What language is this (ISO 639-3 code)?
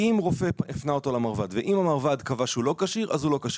heb